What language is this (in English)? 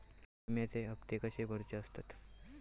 Marathi